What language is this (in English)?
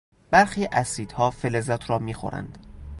Persian